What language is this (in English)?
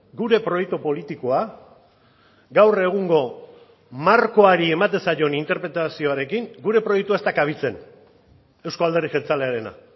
Basque